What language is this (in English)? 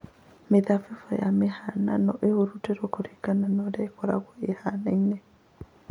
Kikuyu